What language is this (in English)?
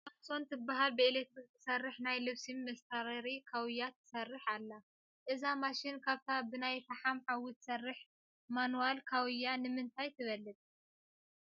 Tigrinya